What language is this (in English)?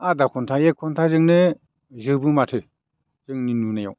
Bodo